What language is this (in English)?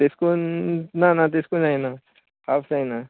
Konkani